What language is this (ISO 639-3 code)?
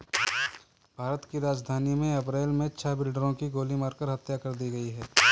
hin